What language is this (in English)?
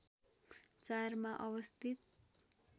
Nepali